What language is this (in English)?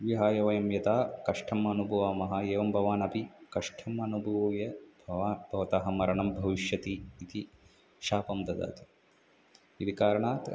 Sanskrit